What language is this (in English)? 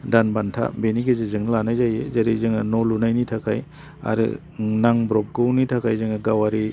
Bodo